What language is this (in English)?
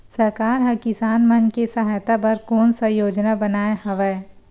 Chhattisgarhi